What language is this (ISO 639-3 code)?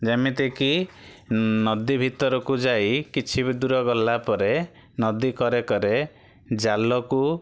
ori